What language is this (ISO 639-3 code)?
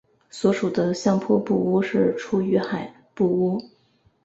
zho